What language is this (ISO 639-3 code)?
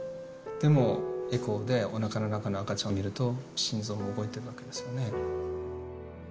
jpn